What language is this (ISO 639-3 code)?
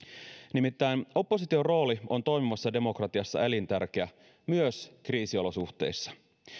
fin